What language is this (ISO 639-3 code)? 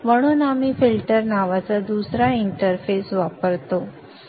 mar